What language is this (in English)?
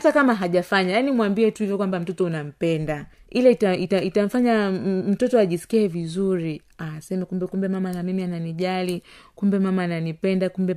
Swahili